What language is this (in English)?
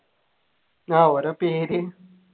Malayalam